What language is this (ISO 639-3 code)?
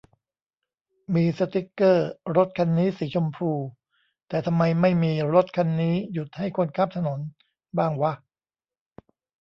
tha